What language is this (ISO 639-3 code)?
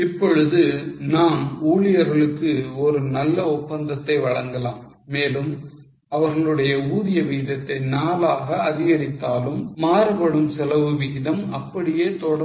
tam